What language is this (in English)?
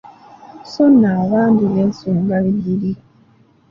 Ganda